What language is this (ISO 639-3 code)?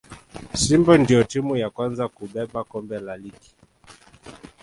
swa